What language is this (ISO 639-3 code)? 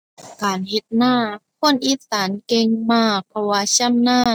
tha